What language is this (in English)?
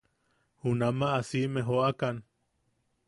Yaqui